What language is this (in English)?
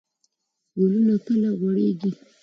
Pashto